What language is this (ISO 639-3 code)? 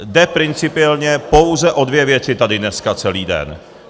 ces